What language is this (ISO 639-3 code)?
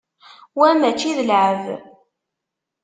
kab